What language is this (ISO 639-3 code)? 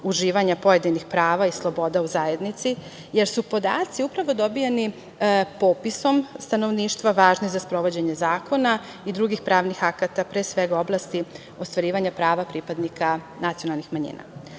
srp